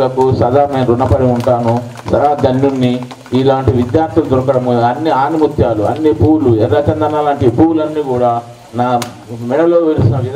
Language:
Hindi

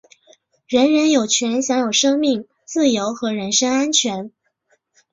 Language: Chinese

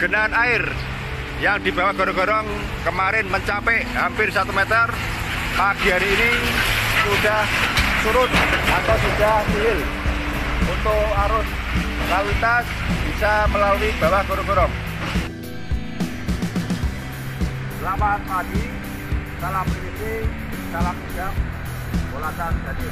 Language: Indonesian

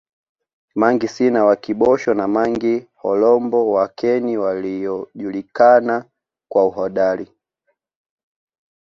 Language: Swahili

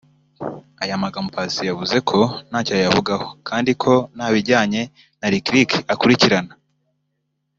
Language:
Kinyarwanda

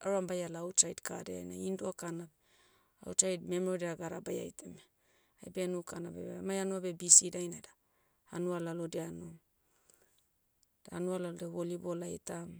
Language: Motu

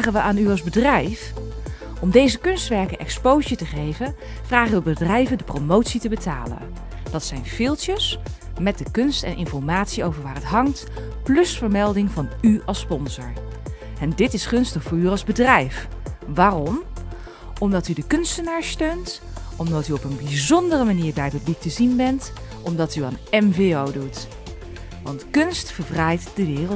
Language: Dutch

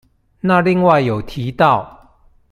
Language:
Chinese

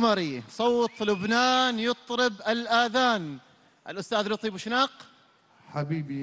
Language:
Arabic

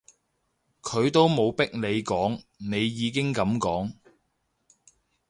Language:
Cantonese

